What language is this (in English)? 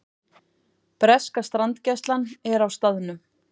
Icelandic